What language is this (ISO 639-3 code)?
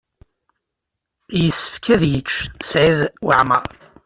kab